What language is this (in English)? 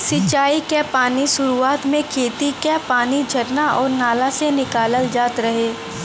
Bhojpuri